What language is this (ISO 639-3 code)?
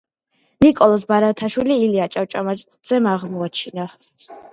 kat